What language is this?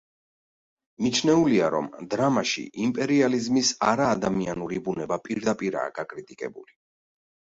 Georgian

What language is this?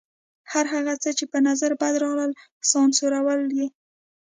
Pashto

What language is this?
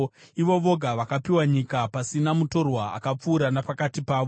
Shona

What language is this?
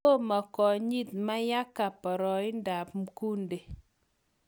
Kalenjin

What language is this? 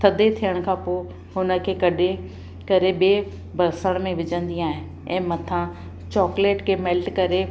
Sindhi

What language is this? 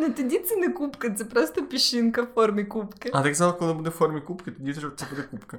Ukrainian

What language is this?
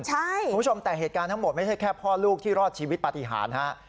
Thai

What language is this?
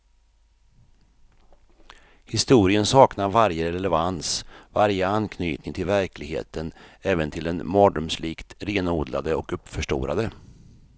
Swedish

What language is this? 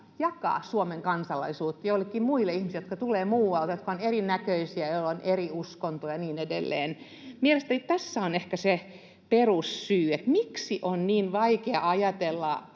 Finnish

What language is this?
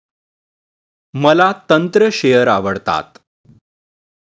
Marathi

